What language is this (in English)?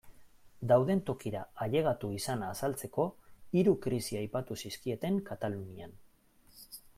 Basque